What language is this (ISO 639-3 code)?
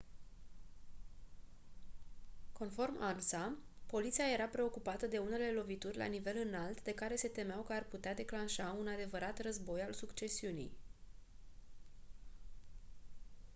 ron